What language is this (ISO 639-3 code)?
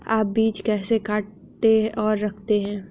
hin